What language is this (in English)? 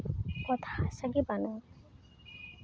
Santali